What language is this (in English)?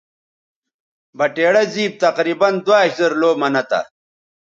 Bateri